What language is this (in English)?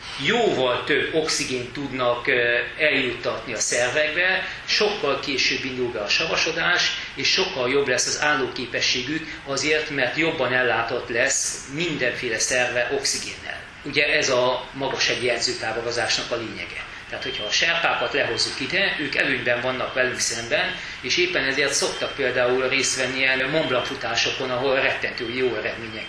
Hungarian